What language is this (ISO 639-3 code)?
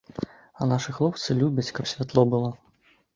bel